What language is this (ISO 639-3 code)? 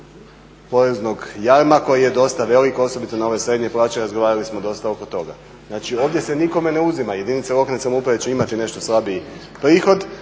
hrv